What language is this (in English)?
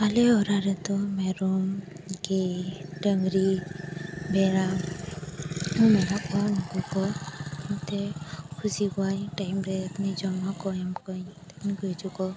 Santali